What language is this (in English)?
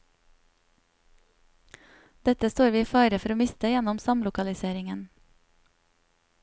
Norwegian